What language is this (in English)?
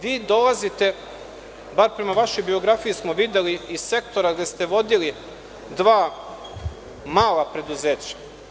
Serbian